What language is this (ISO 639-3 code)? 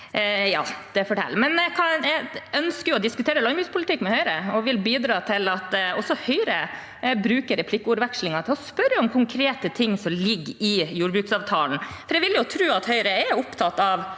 nor